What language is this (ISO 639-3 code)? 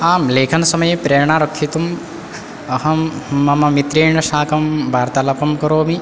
san